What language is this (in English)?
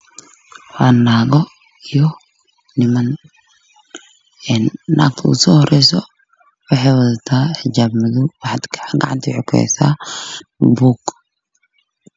Somali